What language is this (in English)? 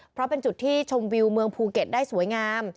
Thai